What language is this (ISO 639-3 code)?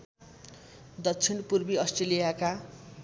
nep